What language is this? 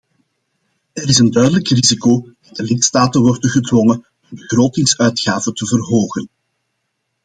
Dutch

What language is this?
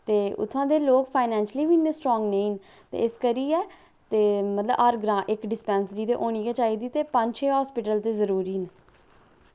Dogri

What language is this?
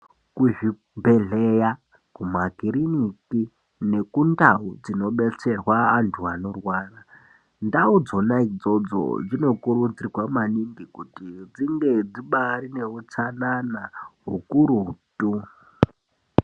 Ndau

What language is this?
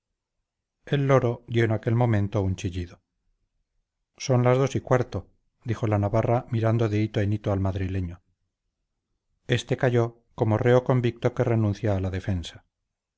Spanish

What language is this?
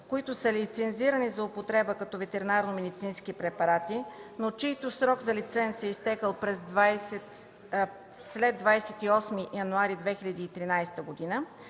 Bulgarian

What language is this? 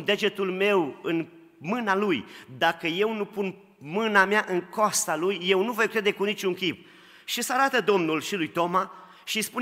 Romanian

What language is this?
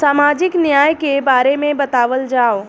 Bhojpuri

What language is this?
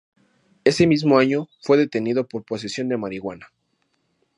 Spanish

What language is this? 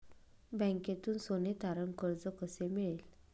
Marathi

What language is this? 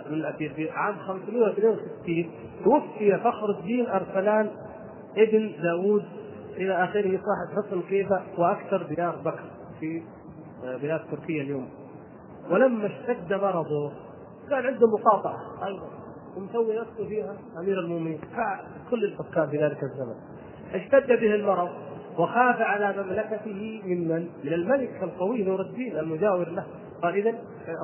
Arabic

